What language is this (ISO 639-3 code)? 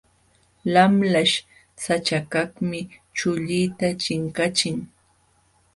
qxw